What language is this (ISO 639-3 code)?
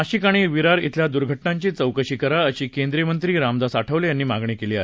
mar